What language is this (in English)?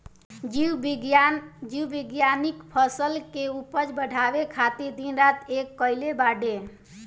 Bhojpuri